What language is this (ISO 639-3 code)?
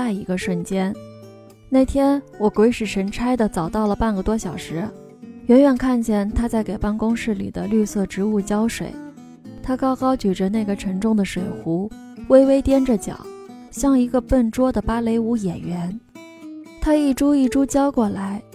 zho